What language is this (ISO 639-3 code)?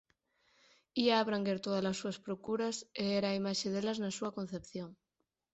glg